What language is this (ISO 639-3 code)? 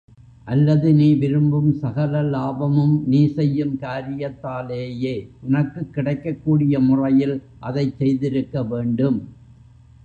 tam